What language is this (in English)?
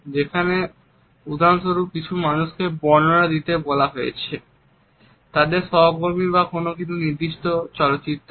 Bangla